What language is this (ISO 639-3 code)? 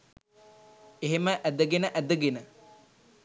sin